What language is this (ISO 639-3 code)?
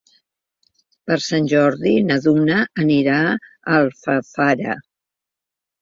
cat